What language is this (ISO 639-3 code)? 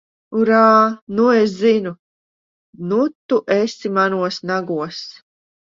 lav